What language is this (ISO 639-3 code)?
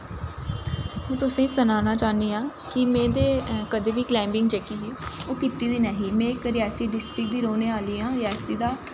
doi